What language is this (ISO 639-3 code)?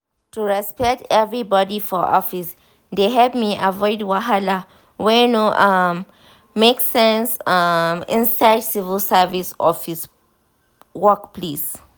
pcm